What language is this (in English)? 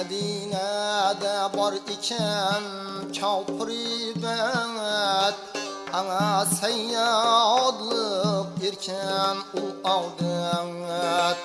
Uzbek